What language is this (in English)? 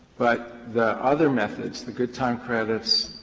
English